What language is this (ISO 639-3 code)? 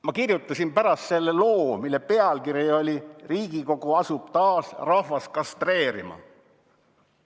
est